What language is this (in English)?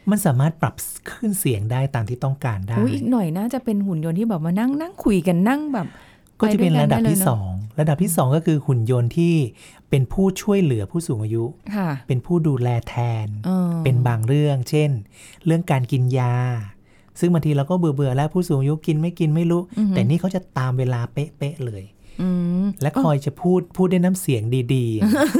Thai